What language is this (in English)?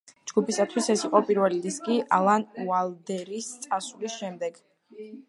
Georgian